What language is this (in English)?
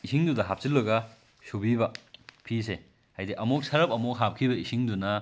Manipuri